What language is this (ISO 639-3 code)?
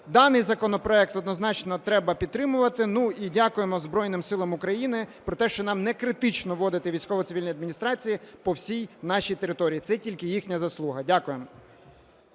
ukr